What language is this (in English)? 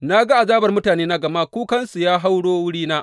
Hausa